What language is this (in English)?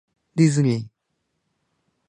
Japanese